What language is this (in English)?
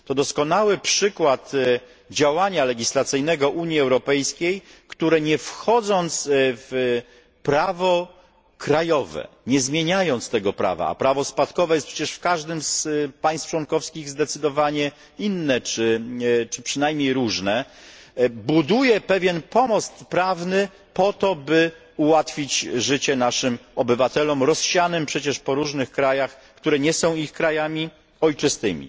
Polish